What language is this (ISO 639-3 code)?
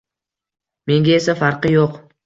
uzb